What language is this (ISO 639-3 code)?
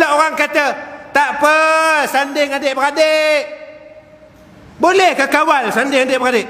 msa